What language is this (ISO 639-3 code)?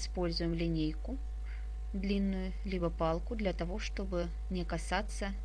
rus